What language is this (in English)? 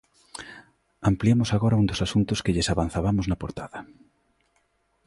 Galician